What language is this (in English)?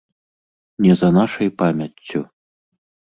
Belarusian